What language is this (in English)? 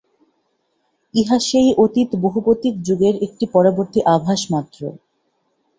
Bangla